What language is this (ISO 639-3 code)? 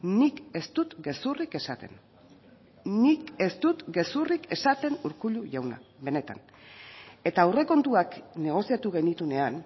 eus